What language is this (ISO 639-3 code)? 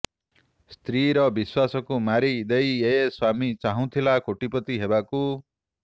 ori